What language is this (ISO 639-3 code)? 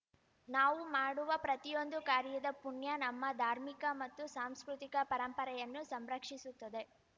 kan